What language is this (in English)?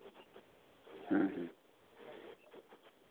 Santali